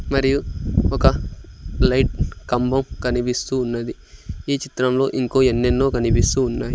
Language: Telugu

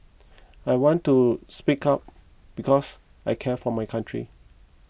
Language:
English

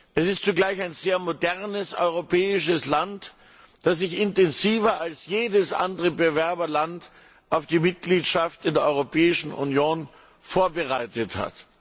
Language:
German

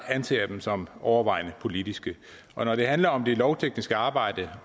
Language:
Danish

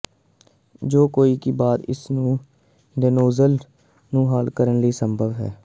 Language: Punjabi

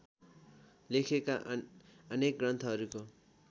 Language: Nepali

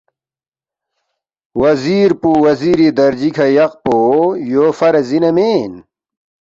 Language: Balti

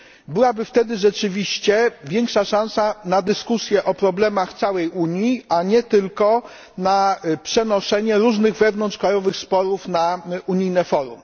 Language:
Polish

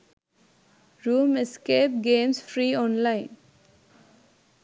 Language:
Sinhala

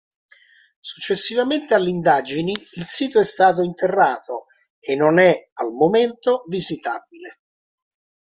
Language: Italian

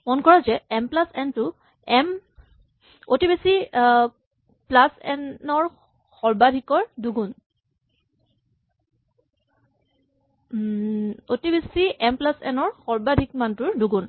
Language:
Assamese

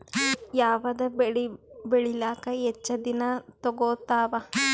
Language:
Kannada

